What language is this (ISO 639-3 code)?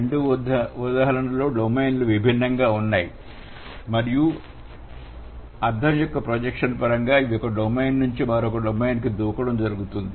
tel